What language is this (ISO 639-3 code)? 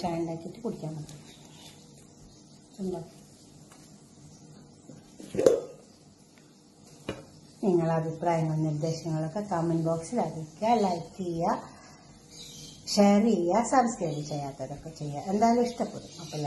ita